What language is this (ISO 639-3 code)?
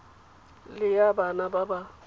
tsn